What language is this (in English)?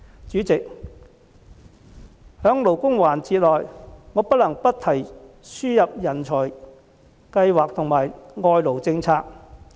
Cantonese